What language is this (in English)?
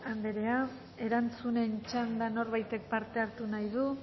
Basque